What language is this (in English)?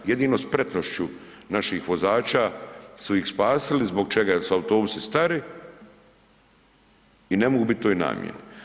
Croatian